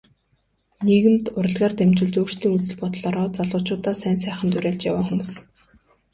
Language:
Mongolian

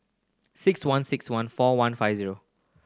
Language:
English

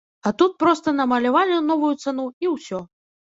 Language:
Belarusian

